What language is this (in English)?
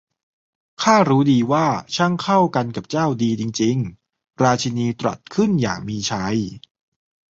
Thai